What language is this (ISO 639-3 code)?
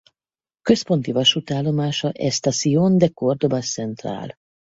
hun